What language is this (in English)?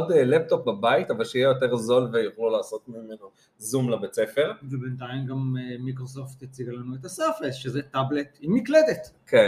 Hebrew